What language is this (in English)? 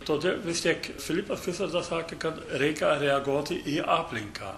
Lithuanian